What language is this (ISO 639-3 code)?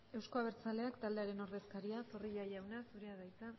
eus